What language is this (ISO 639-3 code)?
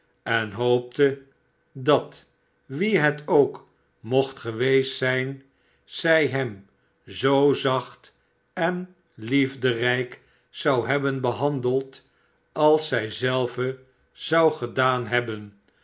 nld